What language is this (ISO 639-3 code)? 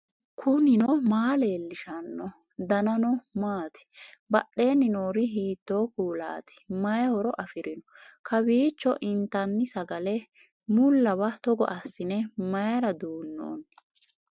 sid